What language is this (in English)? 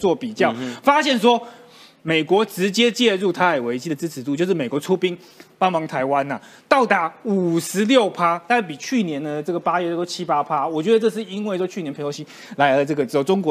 Chinese